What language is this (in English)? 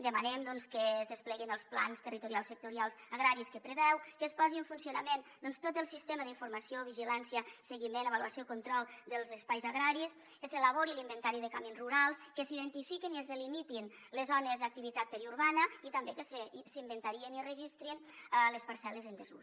Catalan